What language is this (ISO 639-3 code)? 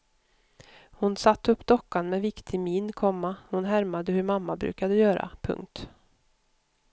swe